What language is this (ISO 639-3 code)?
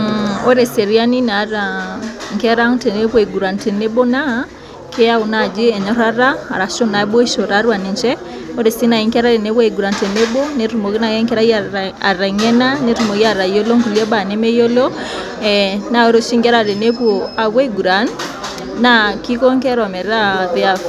mas